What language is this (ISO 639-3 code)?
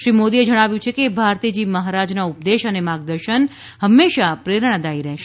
guj